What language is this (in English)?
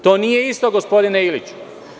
Serbian